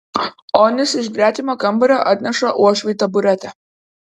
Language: Lithuanian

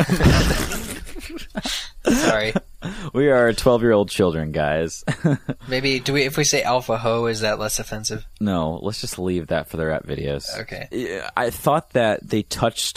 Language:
English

